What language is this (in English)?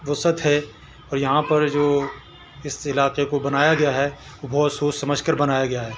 Urdu